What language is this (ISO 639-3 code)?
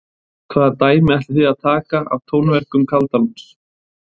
isl